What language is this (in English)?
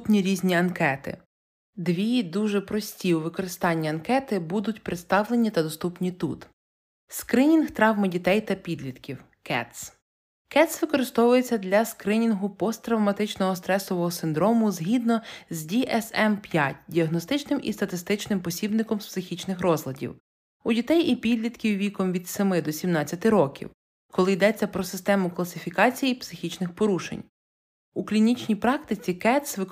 Ukrainian